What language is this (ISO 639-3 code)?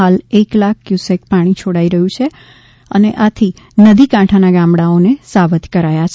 guj